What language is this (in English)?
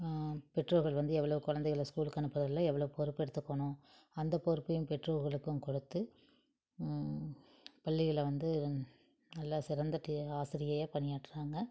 Tamil